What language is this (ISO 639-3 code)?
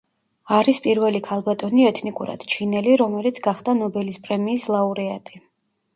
kat